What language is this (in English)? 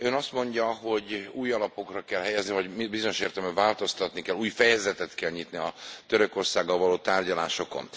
Hungarian